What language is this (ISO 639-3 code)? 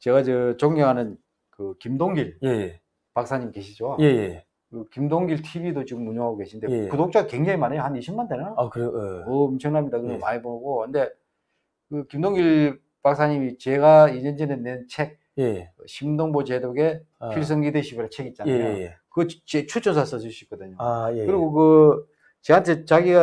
kor